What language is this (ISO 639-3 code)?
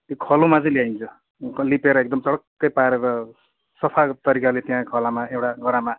nep